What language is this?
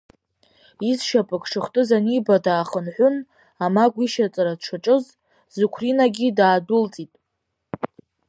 Abkhazian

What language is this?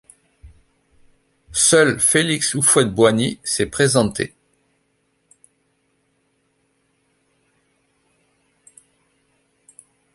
French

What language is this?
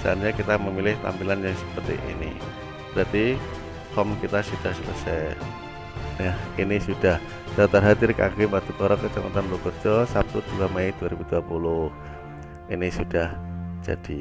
Indonesian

